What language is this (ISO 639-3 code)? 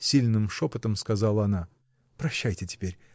rus